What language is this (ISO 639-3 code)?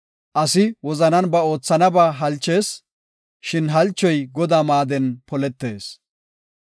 gof